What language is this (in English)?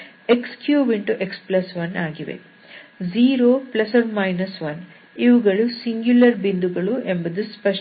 Kannada